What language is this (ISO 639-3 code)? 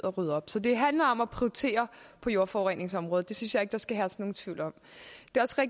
dan